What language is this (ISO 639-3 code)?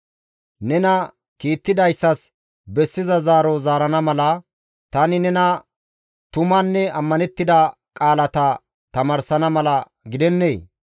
gmv